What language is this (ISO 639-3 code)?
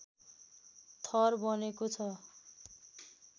nep